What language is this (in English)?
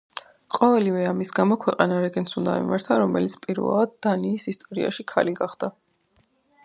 Georgian